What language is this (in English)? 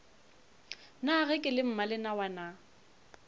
Northern Sotho